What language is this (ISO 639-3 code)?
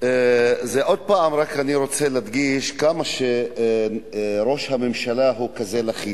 heb